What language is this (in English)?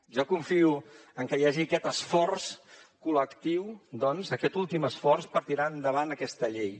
Catalan